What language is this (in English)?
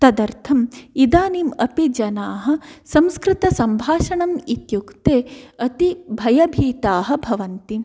Sanskrit